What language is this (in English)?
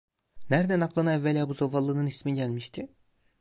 Turkish